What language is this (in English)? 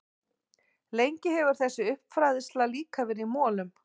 Icelandic